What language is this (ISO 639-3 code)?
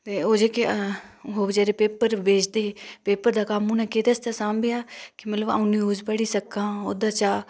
doi